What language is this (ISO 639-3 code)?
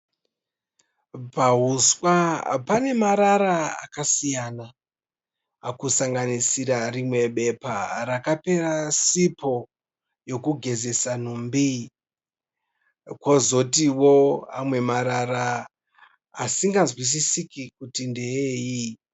sna